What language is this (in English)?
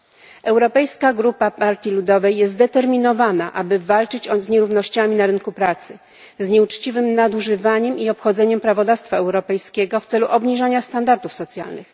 Polish